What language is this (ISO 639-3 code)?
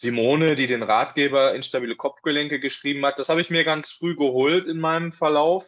deu